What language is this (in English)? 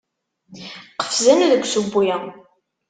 Kabyle